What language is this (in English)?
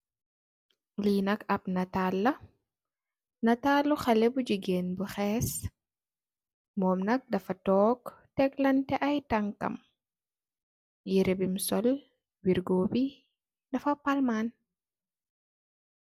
Wolof